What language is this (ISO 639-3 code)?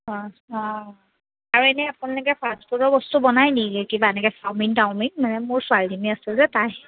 asm